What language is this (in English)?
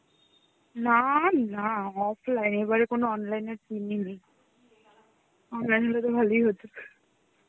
Bangla